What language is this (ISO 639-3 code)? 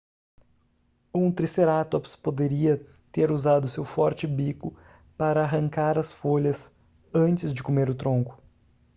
por